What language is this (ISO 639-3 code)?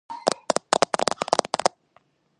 kat